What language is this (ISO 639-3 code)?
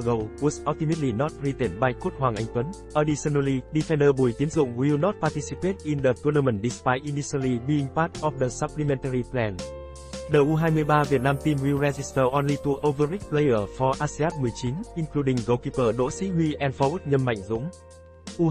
vie